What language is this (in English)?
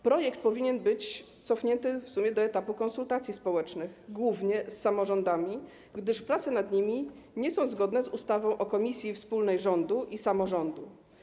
Polish